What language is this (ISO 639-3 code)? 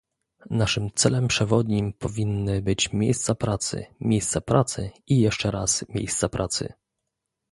pol